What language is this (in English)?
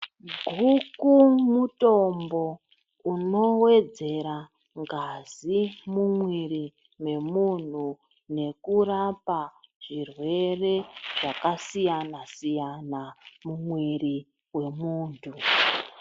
Ndau